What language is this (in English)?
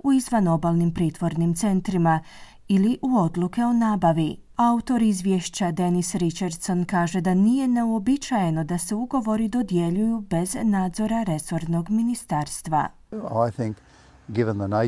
Croatian